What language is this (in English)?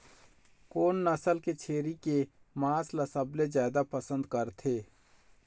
Chhattisgarhi